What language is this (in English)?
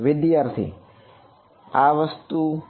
Gujarati